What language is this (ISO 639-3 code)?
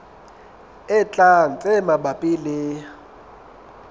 sot